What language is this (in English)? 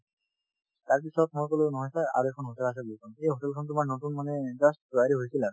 Assamese